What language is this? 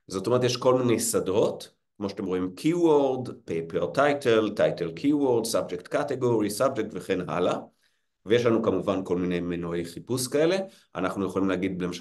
Hebrew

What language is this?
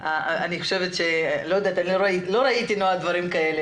Hebrew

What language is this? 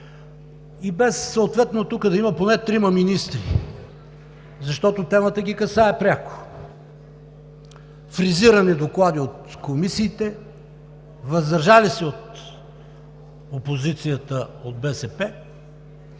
Bulgarian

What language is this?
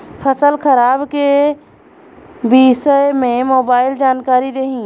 Bhojpuri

